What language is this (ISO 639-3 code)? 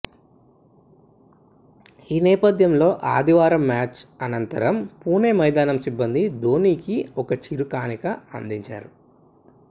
tel